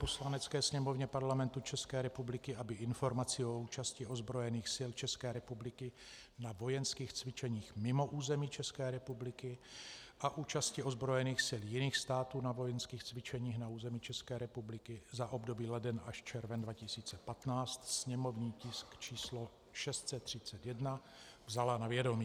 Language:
Czech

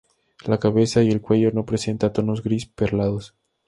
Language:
Spanish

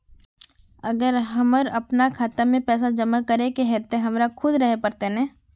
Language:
Magahi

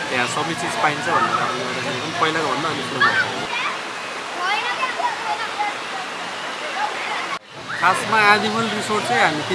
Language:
Indonesian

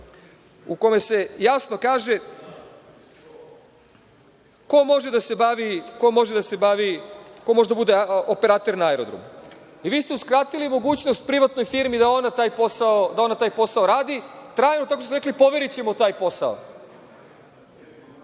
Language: Serbian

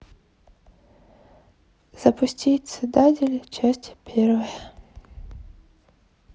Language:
Russian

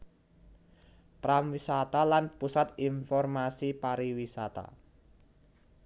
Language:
Javanese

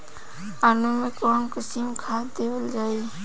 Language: Bhojpuri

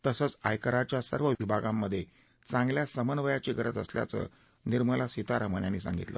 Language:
Marathi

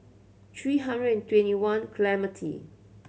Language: English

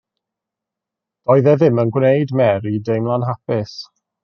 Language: Welsh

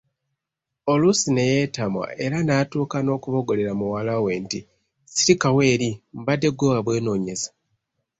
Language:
Ganda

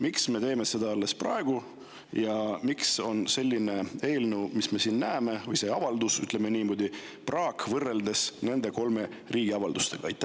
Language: Estonian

